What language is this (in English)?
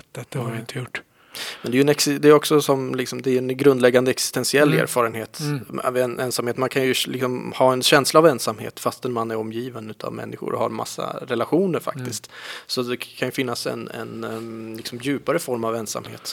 Swedish